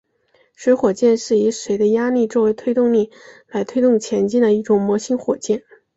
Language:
Chinese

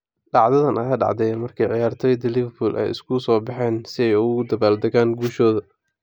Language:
Somali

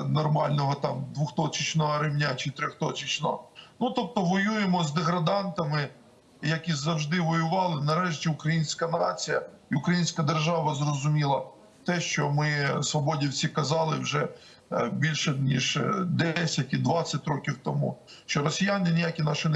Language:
Ukrainian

